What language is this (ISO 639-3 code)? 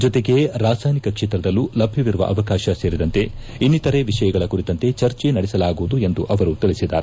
kan